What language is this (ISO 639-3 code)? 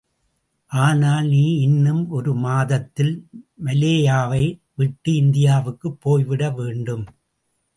tam